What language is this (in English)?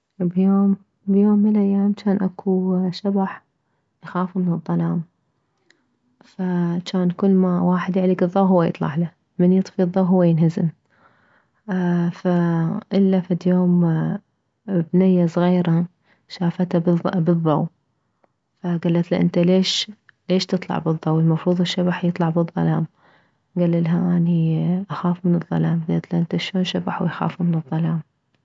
Mesopotamian Arabic